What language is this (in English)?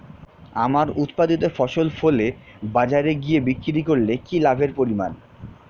Bangla